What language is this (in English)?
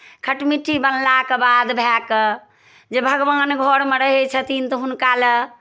Maithili